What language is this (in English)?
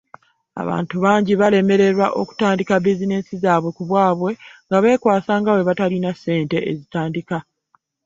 Ganda